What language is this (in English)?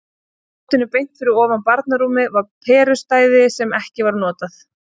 Icelandic